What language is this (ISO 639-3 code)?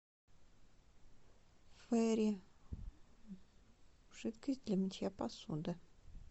rus